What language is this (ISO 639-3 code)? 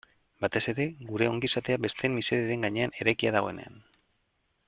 eus